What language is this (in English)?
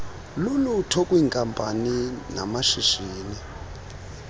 Xhosa